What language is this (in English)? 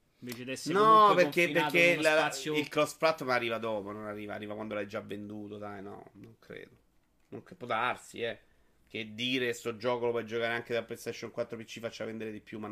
Italian